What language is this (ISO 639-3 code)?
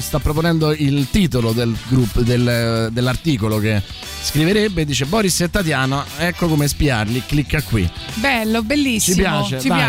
ita